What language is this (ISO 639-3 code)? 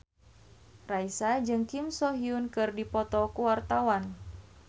sun